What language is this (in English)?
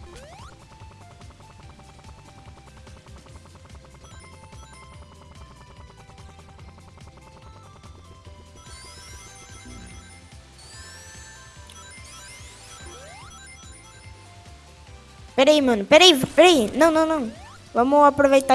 Portuguese